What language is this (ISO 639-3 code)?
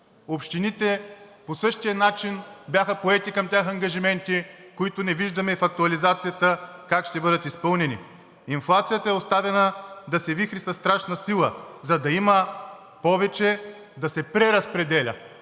bul